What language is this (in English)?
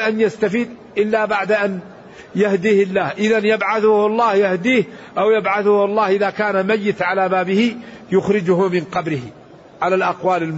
Arabic